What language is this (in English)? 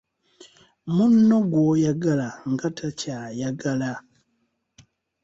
Ganda